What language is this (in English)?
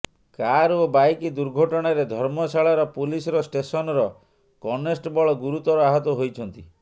Odia